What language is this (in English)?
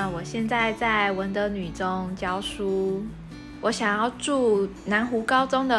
Chinese